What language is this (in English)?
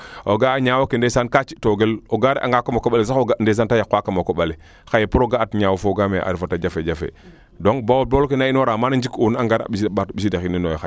Serer